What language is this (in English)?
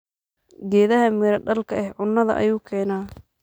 Somali